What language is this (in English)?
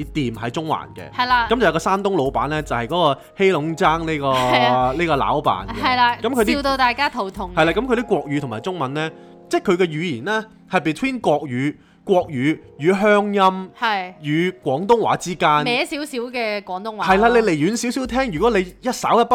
Chinese